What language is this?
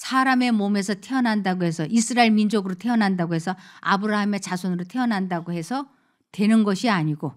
Korean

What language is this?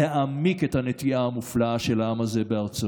Hebrew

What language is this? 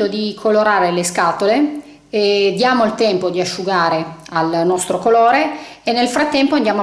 Italian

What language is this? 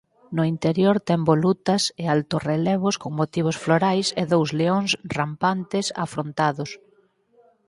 Galician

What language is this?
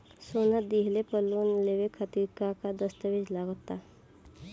Bhojpuri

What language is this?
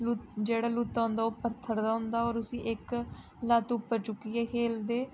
Dogri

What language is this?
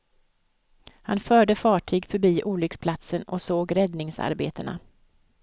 Swedish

